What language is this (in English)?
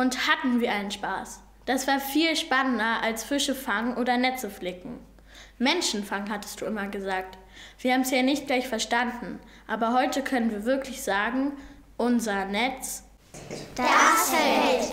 German